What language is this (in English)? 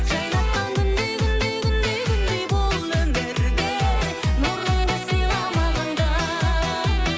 Kazakh